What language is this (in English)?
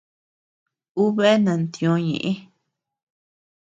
Tepeuxila Cuicatec